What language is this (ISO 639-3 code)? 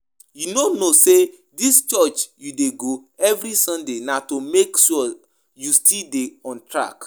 pcm